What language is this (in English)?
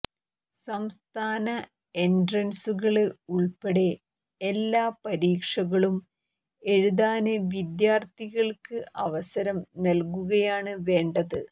Malayalam